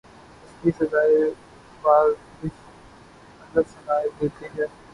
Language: Urdu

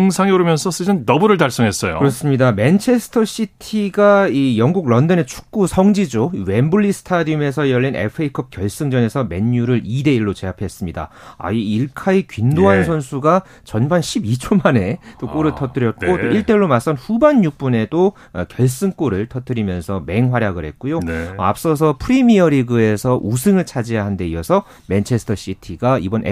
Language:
Korean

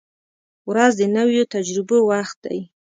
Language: Pashto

